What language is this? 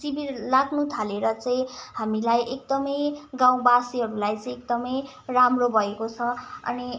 Nepali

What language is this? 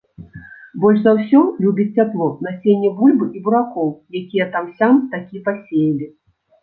Belarusian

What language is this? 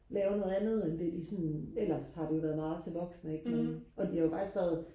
Danish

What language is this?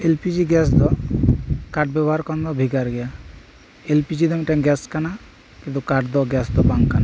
Santali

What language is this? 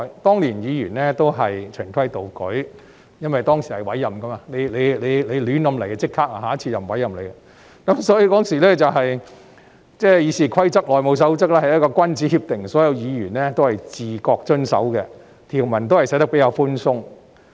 Cantonese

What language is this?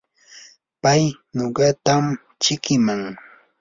Yanahuanca Pasco Quechua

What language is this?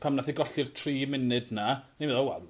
Welsh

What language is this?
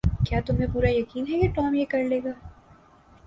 Urdu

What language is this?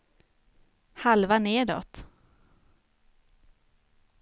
Swedish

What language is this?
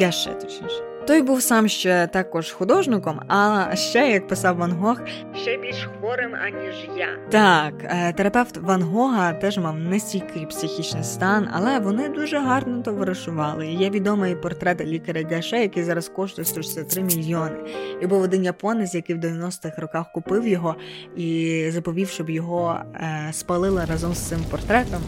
Ukrainian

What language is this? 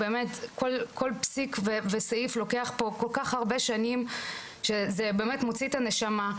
Hebrew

